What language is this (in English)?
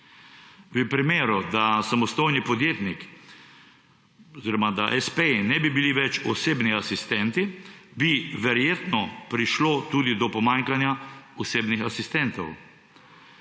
Slovenian